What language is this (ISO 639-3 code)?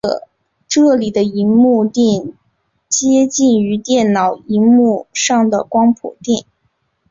zho